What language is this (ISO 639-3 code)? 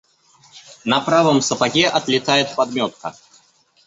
rus